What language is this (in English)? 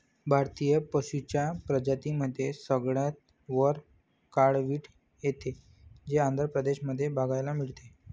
Marathi